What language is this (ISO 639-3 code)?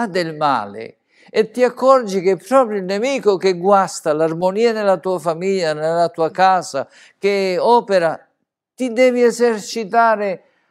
ita